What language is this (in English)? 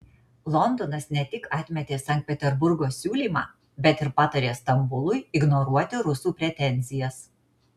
Lithuanian